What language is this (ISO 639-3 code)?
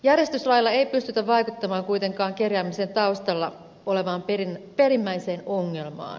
fin